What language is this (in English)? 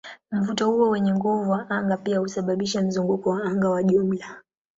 Swahili